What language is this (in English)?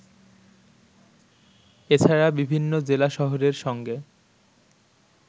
Bangla